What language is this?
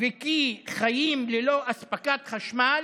Hebrew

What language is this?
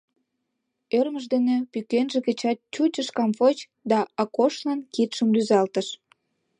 Mari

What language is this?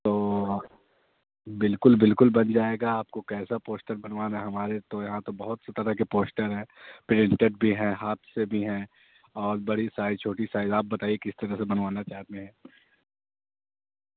Urdu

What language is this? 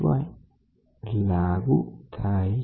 Gujarati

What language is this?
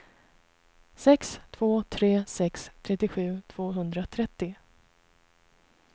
Swedish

